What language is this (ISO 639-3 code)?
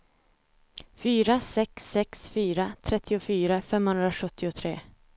swe